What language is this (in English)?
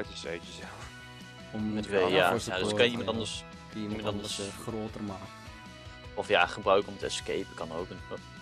Dutch